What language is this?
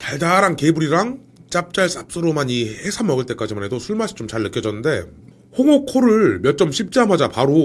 Korean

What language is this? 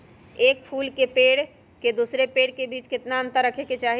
Magahi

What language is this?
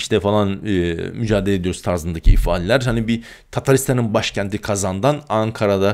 Turkish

